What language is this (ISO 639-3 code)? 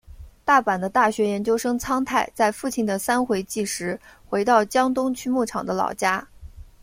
zho